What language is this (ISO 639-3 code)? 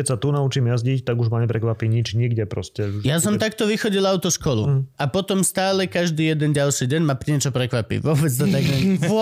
slk